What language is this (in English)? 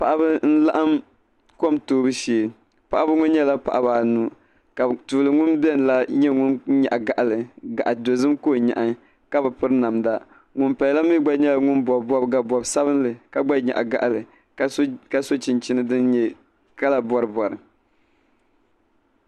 Dagbani